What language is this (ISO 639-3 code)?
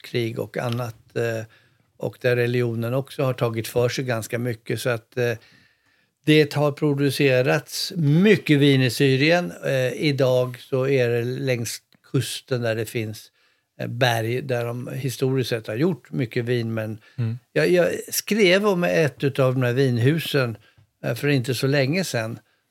swe